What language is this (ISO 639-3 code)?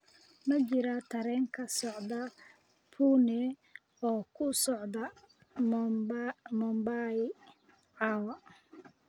som